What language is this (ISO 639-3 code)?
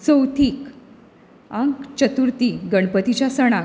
kok